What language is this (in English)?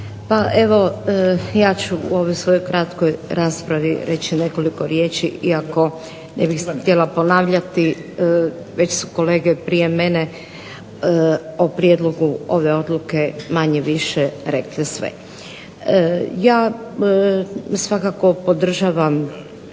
Croatian